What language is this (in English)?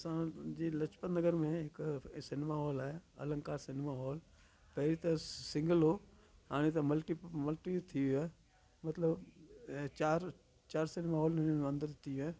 Sindhi